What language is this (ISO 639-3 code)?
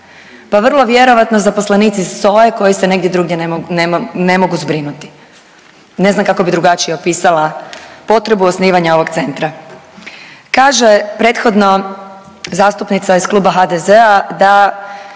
hrv